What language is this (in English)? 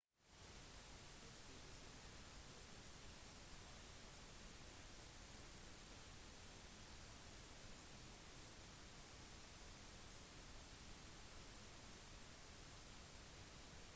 Norwegian Bokmål